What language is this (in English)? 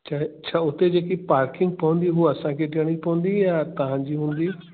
Sindhi